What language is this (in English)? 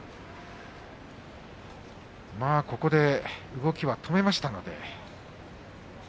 Japanese